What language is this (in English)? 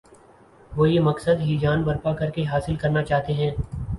Urdu